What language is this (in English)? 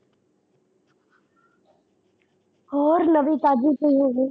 Punjabi